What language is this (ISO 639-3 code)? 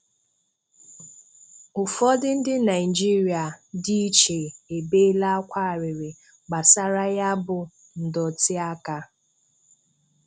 ibo